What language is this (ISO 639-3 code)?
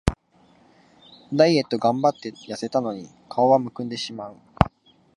jpn